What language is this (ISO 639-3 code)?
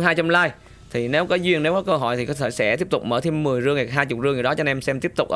vie